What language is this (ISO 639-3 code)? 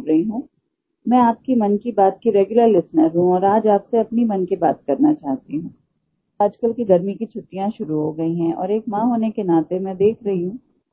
eng